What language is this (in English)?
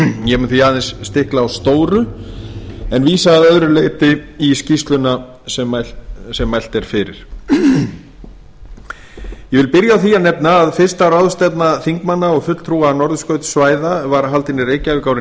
Icelandic